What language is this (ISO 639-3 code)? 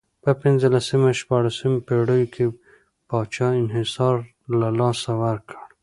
pus